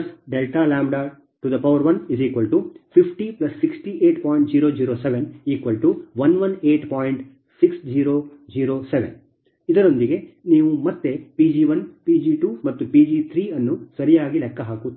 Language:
Kannada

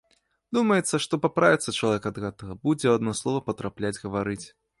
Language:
Belarusian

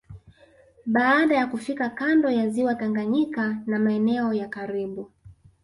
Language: Swahili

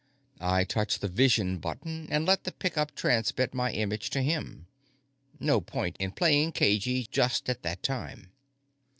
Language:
English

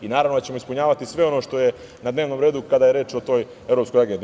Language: Serbian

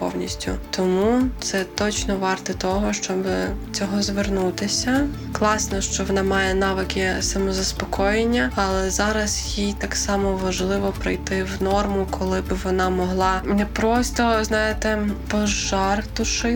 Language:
Ukrainian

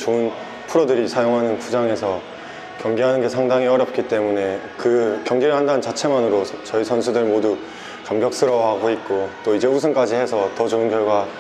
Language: Korean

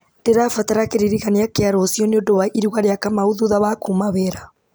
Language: Kikuyu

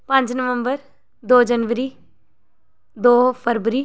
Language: Dogri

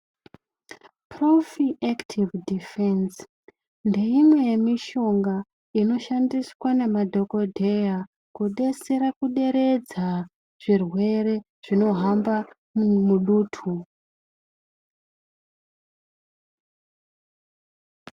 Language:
Ndau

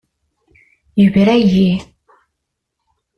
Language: Kabyle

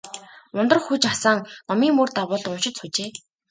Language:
Mongolian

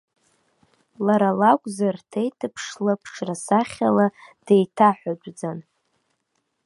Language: Abkhazian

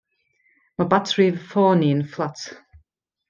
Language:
Welsh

